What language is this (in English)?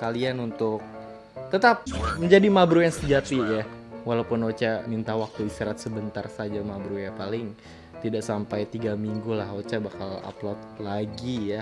Indonesian